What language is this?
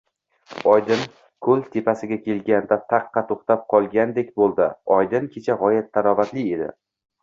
Uzbek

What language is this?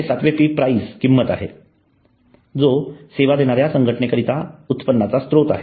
Marathi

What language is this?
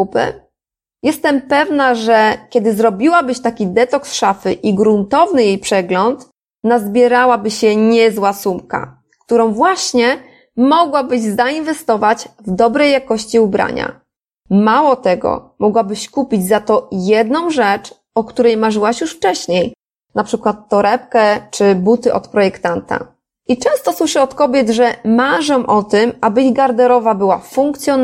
Polish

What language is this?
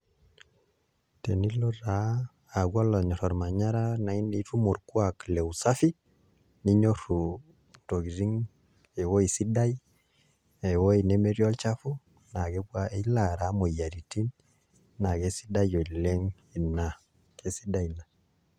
Masai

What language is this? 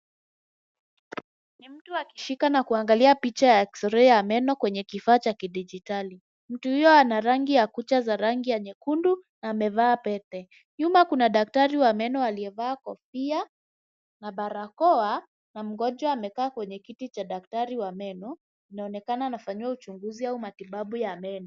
Swahili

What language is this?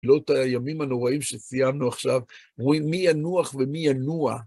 Hebrew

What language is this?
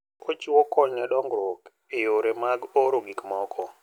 Luo (Kenya and Tanzania)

